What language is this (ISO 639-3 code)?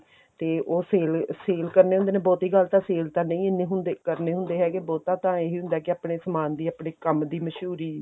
pan